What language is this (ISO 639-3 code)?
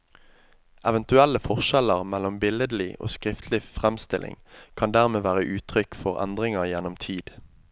nor